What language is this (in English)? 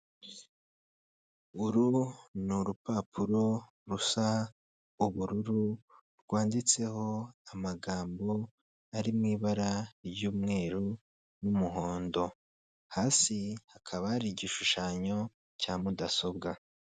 Kinyarwanda